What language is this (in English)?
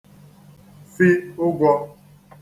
Igbo